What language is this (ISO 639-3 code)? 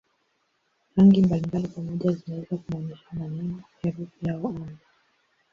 swa